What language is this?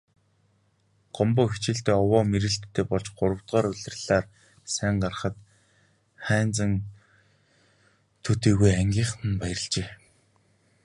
Mongolian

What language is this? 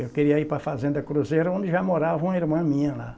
Portuguese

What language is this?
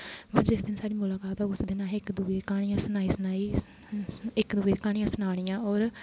Dogri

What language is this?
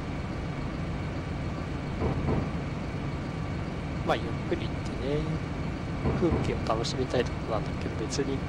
Japanese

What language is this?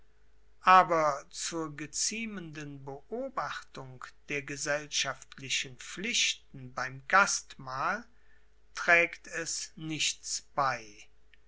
German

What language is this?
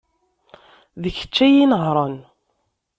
Kabyle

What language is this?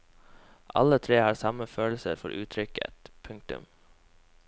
Norwegian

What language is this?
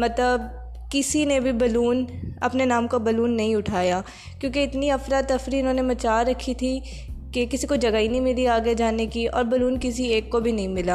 Urdu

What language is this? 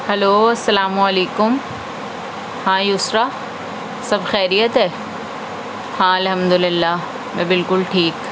Urdu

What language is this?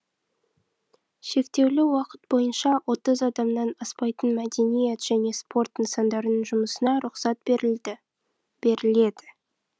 Kazakh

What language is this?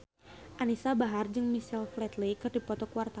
Sundanese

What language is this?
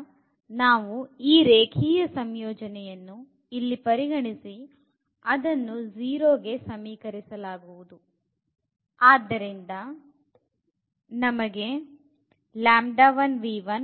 Kannada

